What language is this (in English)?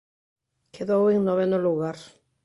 Galician